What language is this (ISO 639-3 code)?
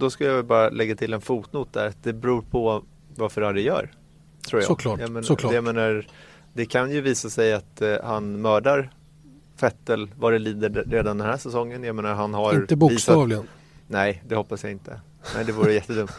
swe